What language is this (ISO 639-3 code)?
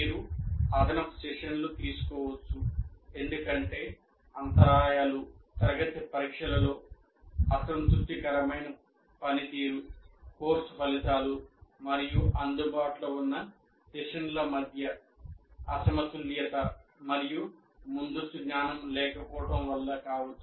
tel